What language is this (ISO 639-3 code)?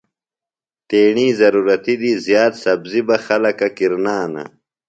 phl